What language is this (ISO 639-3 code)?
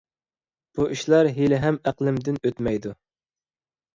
uig